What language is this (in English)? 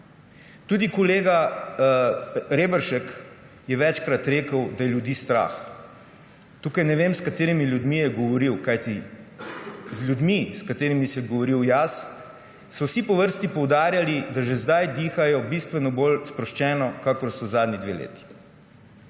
Slovenian